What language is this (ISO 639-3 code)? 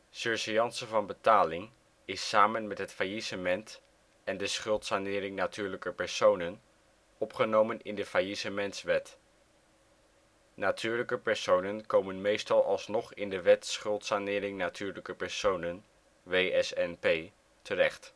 nld